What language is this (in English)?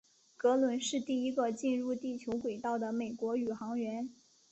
Chinese